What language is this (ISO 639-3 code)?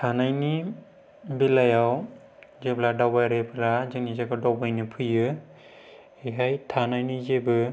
brx